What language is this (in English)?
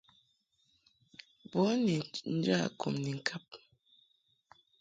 Mungaka